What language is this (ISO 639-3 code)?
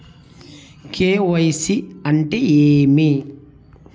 tel